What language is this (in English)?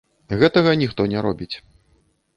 Belarusian